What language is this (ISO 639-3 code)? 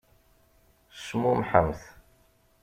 kab